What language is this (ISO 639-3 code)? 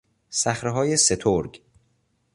fas